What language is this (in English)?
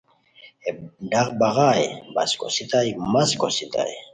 Khowar